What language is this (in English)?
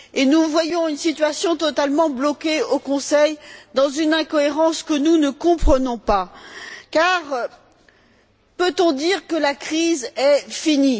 French